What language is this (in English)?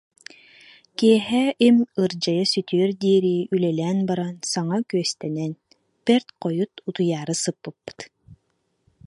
Yakut